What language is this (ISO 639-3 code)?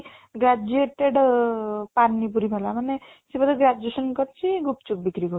ori